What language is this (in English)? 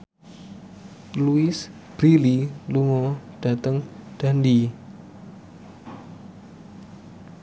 Javanese